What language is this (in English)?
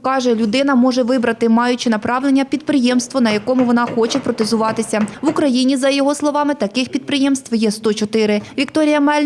Ukrainian